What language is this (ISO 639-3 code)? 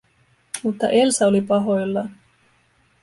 fin